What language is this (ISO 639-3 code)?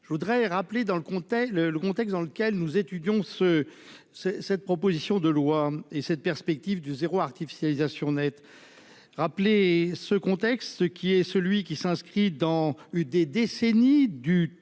fra